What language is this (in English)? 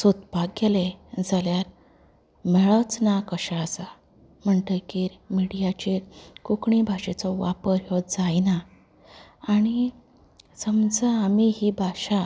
Konkani